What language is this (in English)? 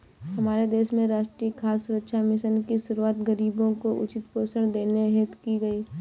Hindi